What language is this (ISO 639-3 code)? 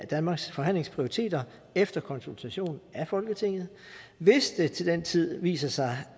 dan